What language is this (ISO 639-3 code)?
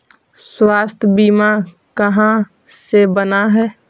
mag